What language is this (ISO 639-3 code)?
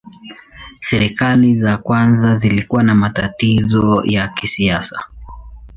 swa